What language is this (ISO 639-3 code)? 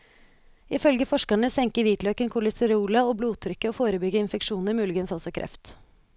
nor